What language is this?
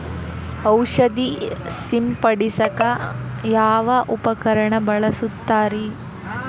Kannada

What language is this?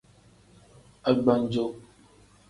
Tem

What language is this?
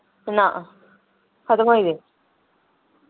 Dogri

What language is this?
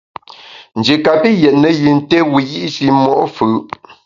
Bamun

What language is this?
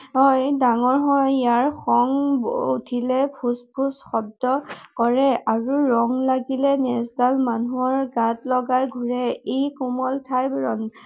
Assamese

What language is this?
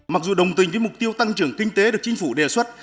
Vietnamese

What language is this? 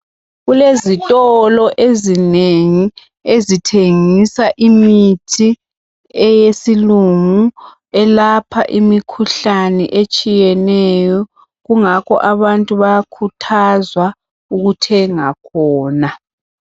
North Ndebele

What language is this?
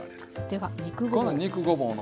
Japanese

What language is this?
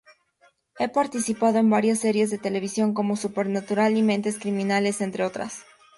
Spanish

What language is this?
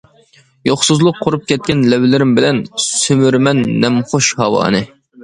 Uyghur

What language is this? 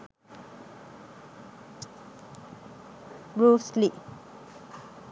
Sinhala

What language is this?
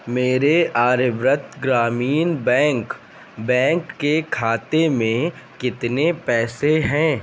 Urdu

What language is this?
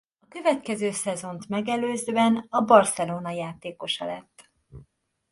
Hungarian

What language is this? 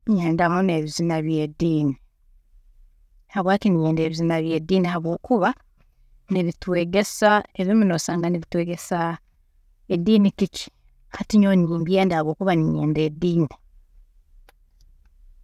Tooro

